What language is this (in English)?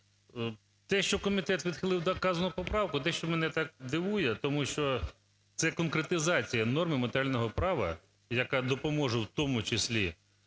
Ukrainian